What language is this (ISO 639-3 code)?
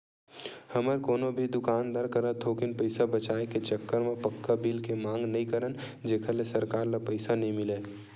hne